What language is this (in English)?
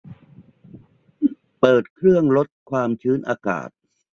Thai